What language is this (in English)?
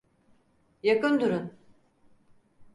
Turkish